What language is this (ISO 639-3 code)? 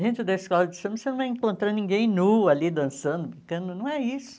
por